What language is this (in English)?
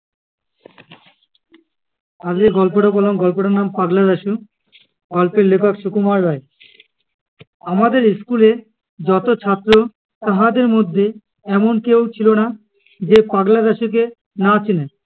Bangla